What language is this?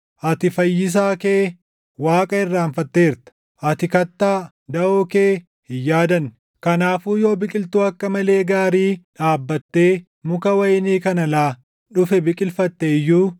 Oromo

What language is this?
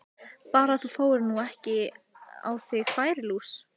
Icelandic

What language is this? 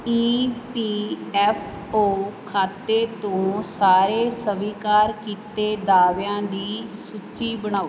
Punjabi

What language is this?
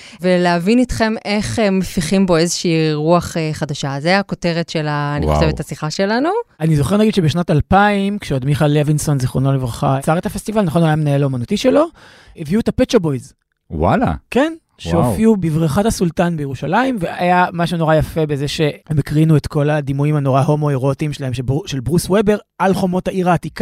Hebrew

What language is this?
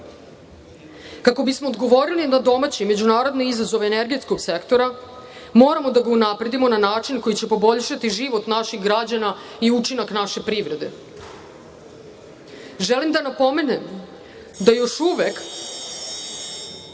Serbian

